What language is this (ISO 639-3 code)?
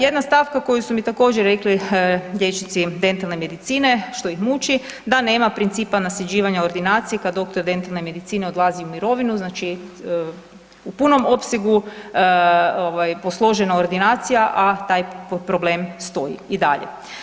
hrv